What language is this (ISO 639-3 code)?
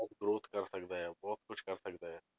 pan